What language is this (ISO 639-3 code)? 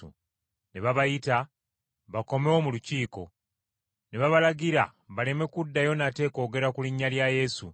lug